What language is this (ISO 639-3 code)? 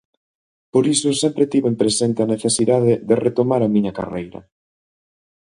glg